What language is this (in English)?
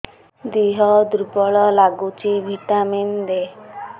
Odia